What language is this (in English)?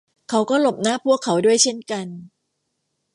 Thai